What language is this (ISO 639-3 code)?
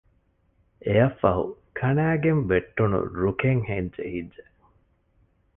div